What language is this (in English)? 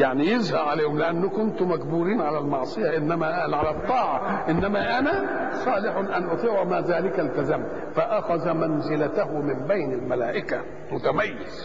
Arabic